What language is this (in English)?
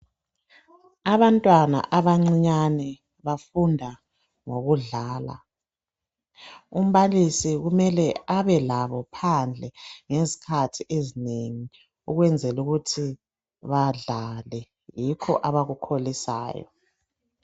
North Ndebele